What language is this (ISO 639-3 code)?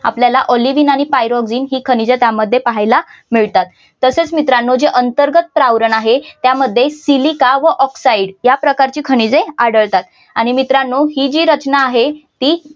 mar